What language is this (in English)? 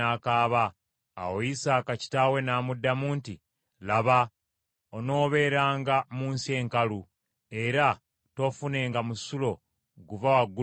Ganda